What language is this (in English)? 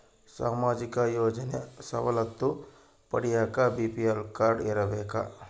Kannada